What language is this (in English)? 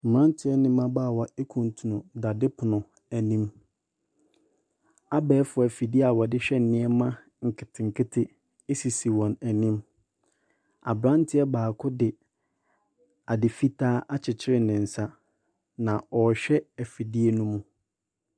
Akan